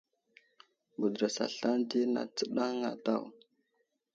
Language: Wuzlam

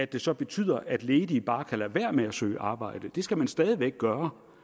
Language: Danish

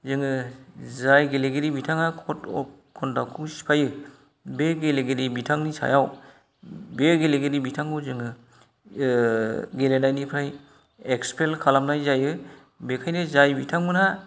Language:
Bodo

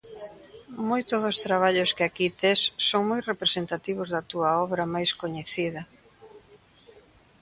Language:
Galician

